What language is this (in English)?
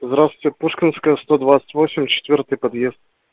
Russian